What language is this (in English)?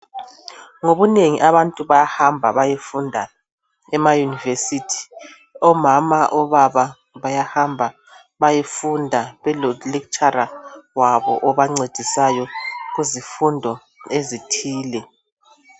North Ndebele